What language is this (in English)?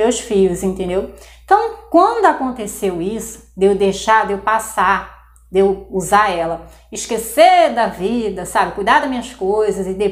Portuguese